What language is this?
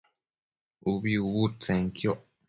Matsés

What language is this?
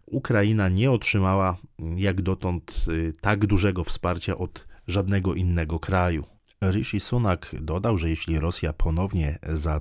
Polish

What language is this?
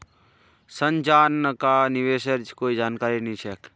Magahi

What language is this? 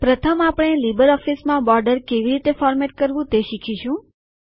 Gujarati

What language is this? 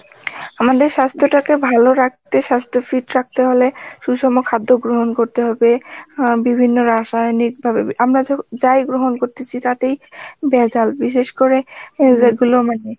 Bangla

